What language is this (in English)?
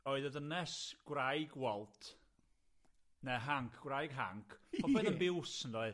Welsh